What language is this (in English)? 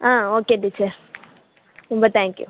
Tamil